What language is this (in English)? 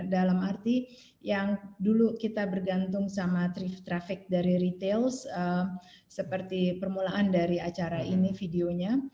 Indonesian